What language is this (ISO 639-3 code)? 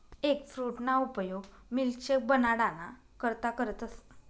mar